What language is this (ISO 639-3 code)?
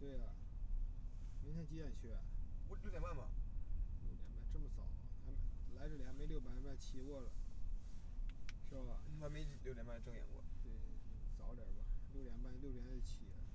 zho